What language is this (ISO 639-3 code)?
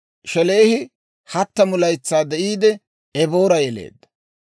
dwr